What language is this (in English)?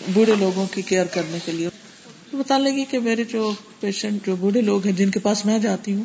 Urdu